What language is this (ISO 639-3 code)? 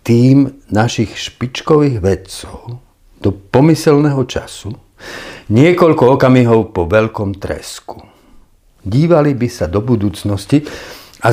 slk